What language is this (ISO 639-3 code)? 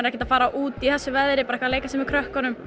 isl